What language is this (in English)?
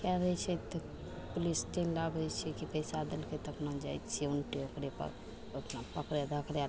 Maithili